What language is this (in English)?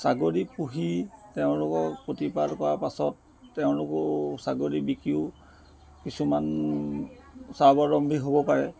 Assamese